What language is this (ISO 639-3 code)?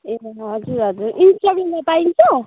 nep